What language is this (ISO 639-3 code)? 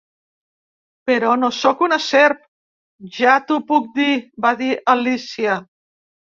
cat